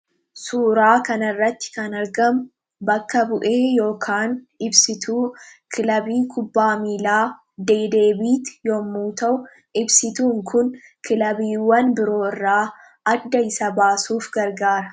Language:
Oromo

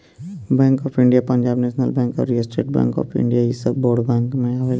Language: Bhojpuri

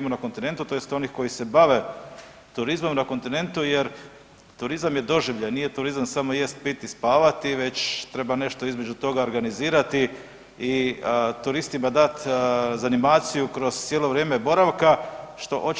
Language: Croatian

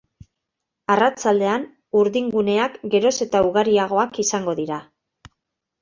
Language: Basque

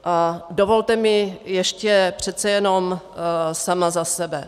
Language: Czech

